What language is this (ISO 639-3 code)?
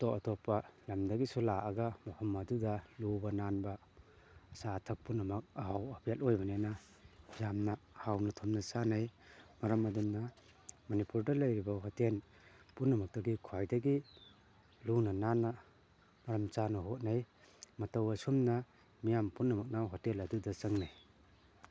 mni